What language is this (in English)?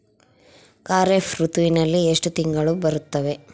Kannada